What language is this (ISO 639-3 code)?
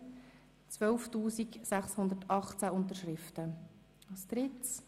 gsw